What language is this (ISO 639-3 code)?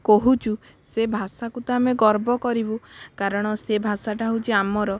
ori